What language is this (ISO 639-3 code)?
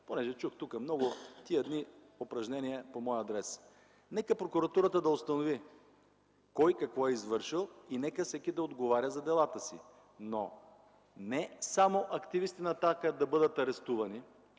bul